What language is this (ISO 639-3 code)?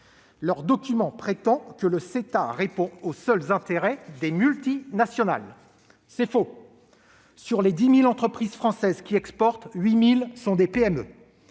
fra